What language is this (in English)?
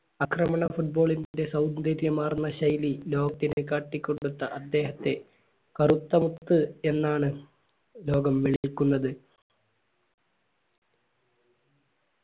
Malayalam